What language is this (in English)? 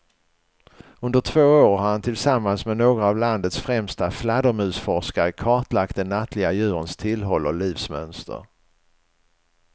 Swedish